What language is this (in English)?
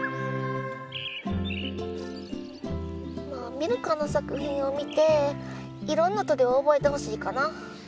Japanese